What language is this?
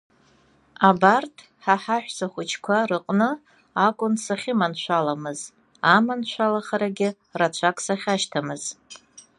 Abkhazian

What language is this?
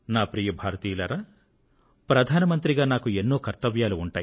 Telugu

